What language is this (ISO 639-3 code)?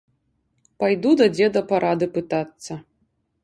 bel